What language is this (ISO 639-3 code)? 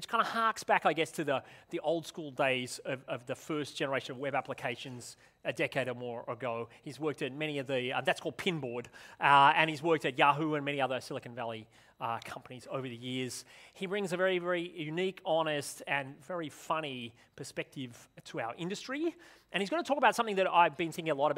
eng